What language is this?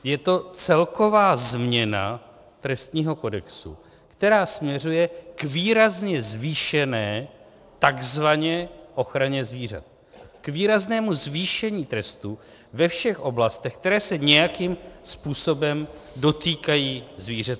Czech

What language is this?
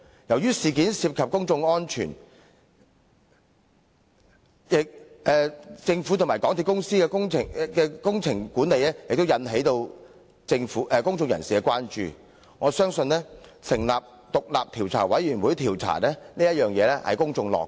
Cantonese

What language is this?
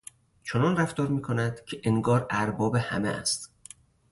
Persian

